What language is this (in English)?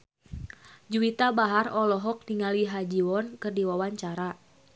Sundanese